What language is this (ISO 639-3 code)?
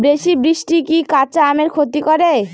ben